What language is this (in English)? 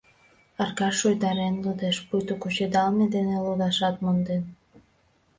Mari